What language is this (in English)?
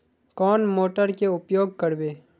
Magahi